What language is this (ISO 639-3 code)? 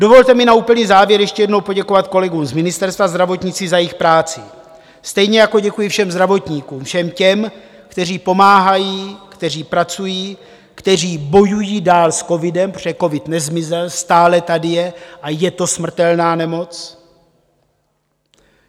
ces